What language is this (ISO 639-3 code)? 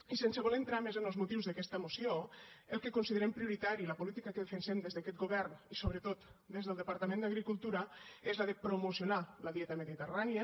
cat